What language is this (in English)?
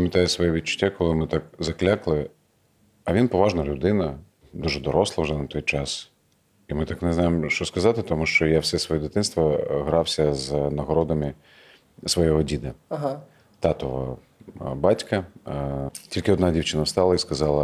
Ukrainian